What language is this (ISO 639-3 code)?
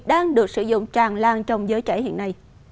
vie